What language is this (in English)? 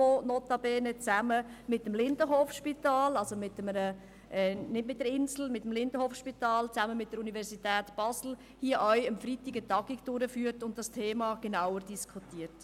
Swiss German